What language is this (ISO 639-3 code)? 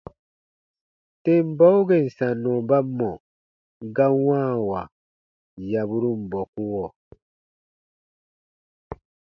bba